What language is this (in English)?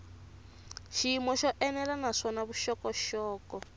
Tsonga